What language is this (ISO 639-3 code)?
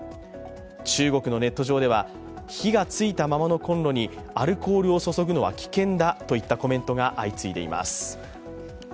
jpn